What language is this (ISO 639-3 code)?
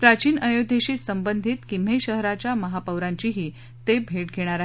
mar